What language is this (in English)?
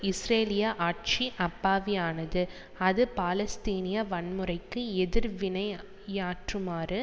Tamil